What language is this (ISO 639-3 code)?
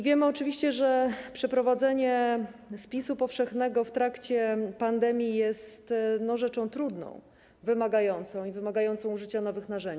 pol